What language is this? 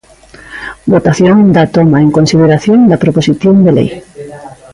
Galician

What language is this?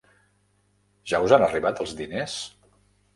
Catalan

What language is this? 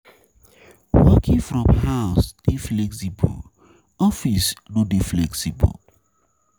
Nigerian Pidgin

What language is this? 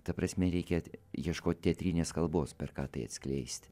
Lithuanian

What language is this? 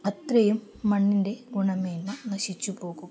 Malayalam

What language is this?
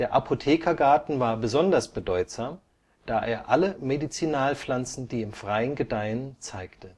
German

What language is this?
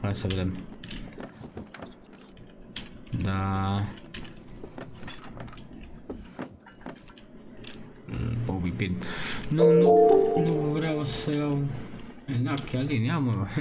Romanian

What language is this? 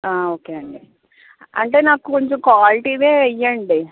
Telugu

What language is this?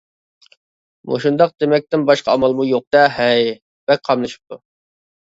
Uyghur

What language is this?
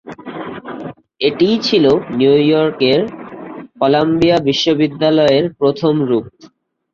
Bangla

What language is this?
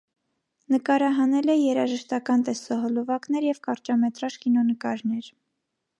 Armenian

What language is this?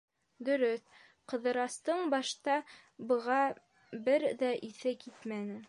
Bashkir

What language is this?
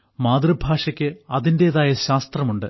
Malayalam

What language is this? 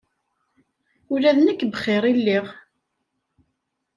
Kabyle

